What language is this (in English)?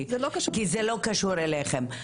Hebrew